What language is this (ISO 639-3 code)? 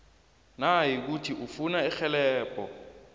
nbl